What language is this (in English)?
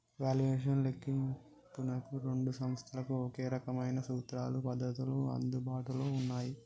Telugu